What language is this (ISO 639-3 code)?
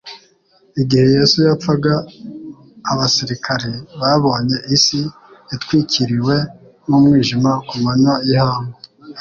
kin